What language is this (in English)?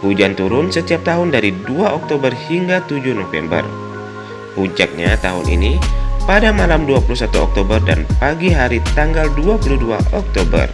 Indonesian